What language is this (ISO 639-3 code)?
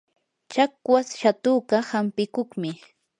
qur